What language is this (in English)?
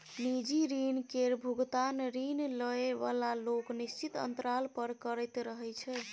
Maithili